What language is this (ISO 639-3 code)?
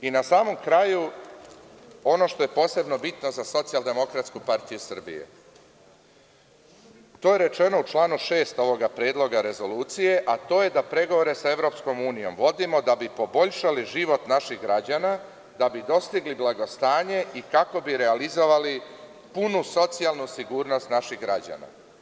srp